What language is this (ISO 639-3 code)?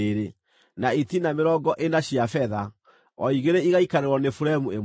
kik